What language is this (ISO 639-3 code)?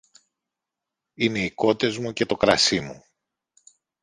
ell